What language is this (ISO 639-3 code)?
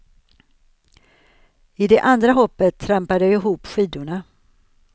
swe